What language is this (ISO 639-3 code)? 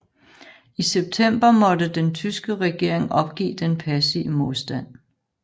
dan